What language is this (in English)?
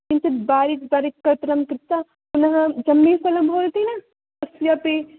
Sanskrit